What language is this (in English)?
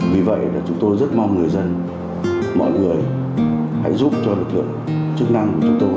Vietnamese